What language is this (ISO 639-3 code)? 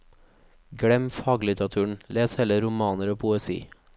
nor